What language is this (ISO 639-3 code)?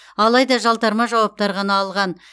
kaz